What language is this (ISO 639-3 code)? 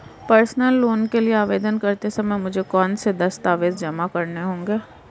hin